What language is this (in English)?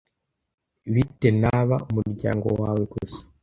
Kinyarwanda